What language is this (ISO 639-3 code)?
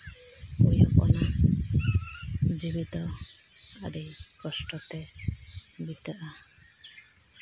sat